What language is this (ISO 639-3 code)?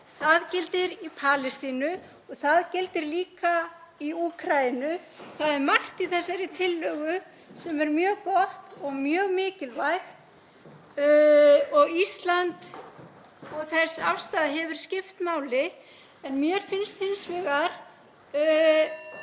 isl